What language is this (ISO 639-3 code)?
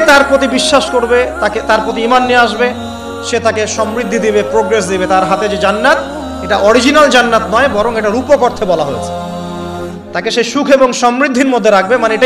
ara